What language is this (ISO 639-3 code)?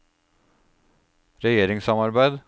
nor